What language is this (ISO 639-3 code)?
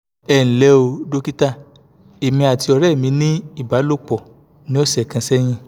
yor